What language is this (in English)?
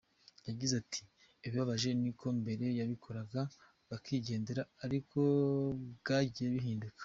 Kinyarwanda